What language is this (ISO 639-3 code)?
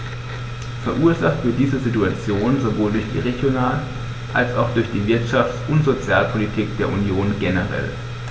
deu